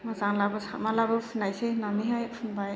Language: Bodo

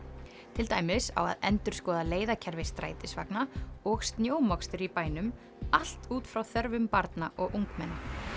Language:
Icelandic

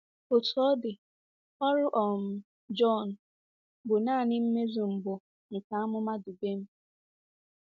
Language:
Igbo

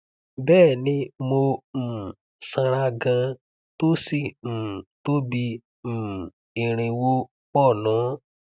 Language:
Yoruba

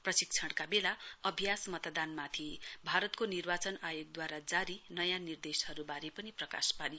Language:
Nepali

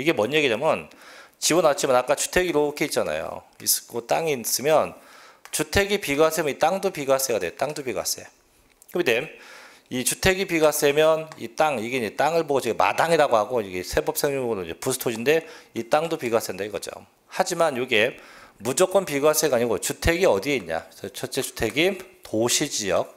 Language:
Korean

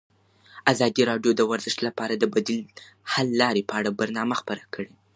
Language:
Pashto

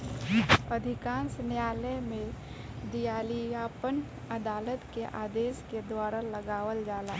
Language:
Bhojpuri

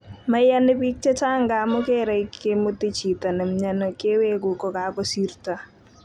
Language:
Kalenjin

